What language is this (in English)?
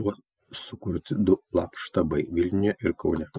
Lithuanian